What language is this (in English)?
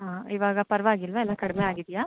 Kannada